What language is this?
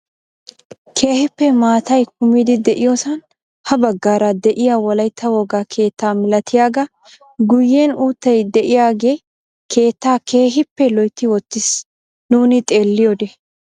Wolaytta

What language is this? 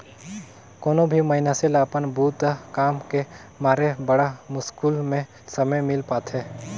Chhattisgarhi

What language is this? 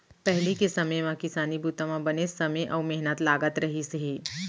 Chhattisgarhi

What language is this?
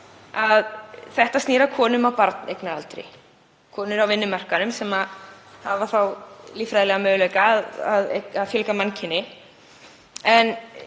Icelandic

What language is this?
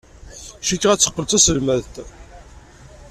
Kabyle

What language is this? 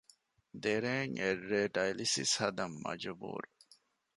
Divehi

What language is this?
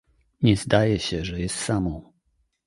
Polish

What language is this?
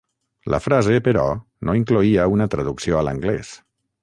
Catalan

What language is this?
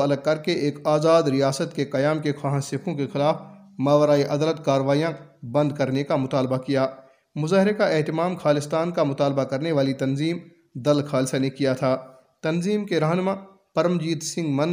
Urdu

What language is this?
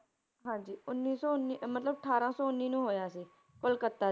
Punjabi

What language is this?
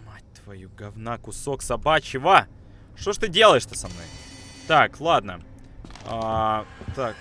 Russian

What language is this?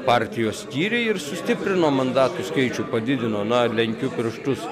Lithuanian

